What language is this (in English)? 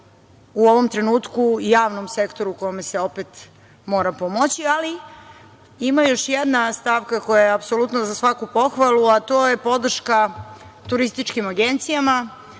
Serbian